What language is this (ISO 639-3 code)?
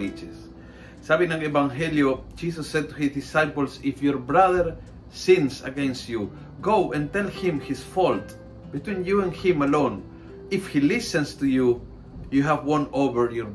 fil